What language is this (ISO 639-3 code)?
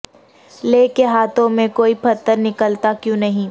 urd